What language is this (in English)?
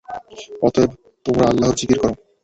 Bangla